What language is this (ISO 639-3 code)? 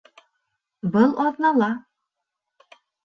bak